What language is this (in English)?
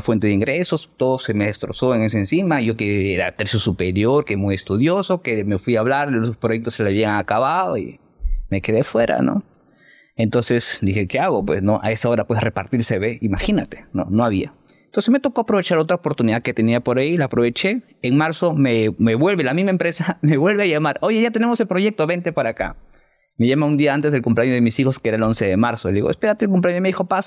Spanish